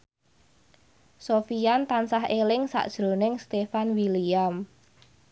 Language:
Javanese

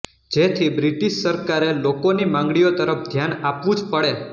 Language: Gujarati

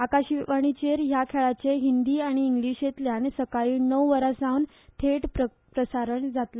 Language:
Konkani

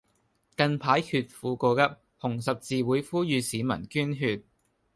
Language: Cantonese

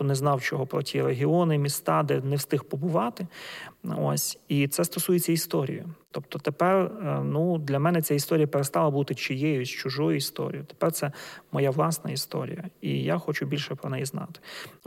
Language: Ukrainian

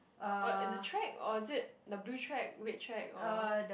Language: English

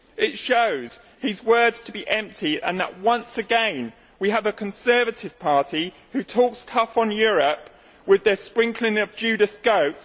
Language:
English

